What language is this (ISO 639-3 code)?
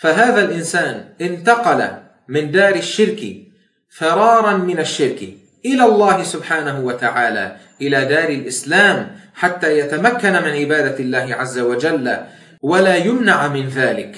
ara